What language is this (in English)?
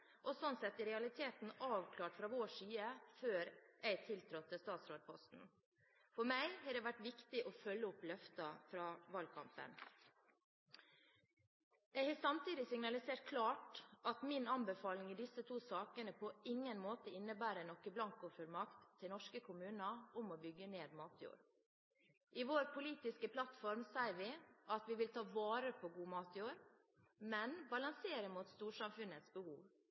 Norwegian Bokmål